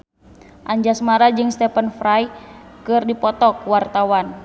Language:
Sundanese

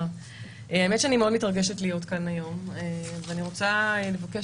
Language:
Hebrew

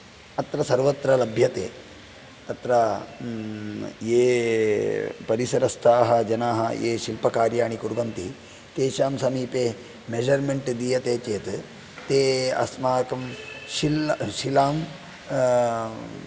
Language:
Sanskrit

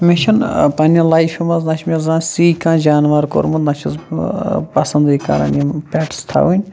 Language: Kashmiri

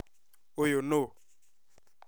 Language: Kikuyu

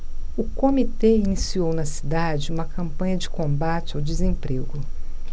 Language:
Portuguese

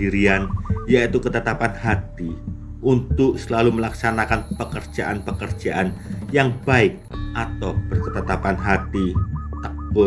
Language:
Indonesian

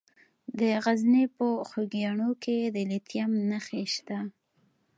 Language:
Pashto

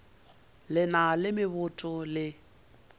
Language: Northern Sotho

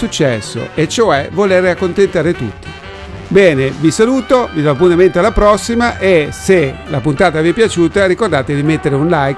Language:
Italian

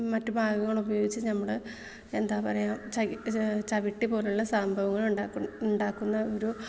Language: Malayalam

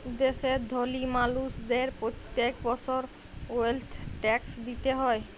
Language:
Bangla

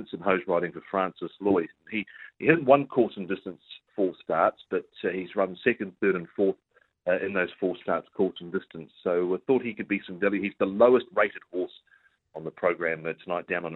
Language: English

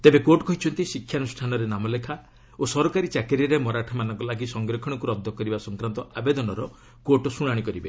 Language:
Odia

